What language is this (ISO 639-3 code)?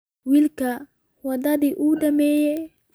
som